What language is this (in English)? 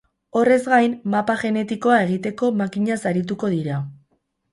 Basque